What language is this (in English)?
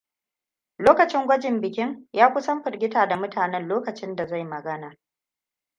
Hausa